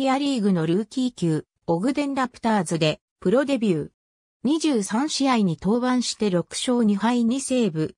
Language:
Japanese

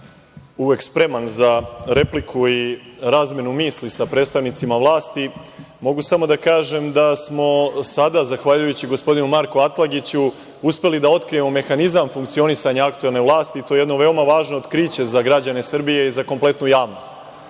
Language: Serbian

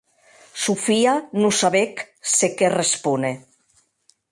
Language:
Occitan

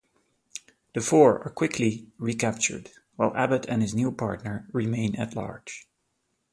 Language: English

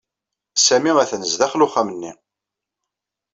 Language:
Kabyle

